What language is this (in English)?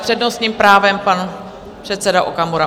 Czech